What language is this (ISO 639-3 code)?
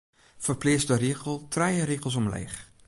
fry